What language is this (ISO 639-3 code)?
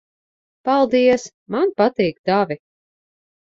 lav